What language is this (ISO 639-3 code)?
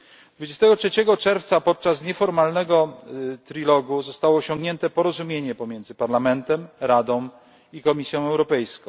pol